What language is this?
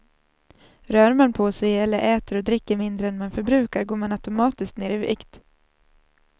Swedish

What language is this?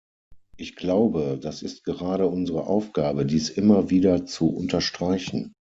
German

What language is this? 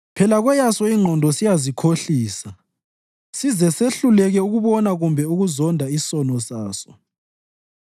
North Ndebele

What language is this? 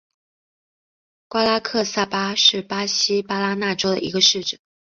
Chinese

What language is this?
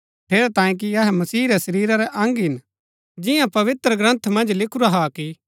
Gaddi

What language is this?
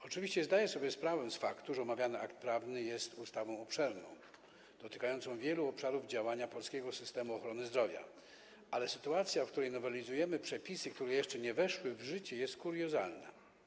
Polish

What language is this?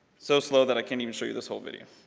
English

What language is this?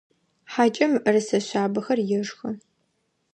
Adyghe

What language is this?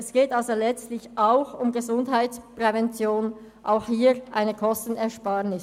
Swiss German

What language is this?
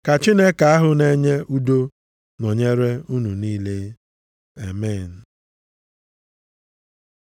Igbo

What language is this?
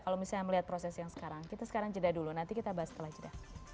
Indonesian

